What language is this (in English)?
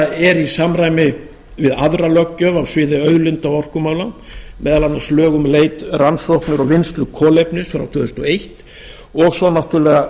Icelandic